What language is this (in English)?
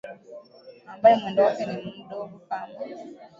Swahili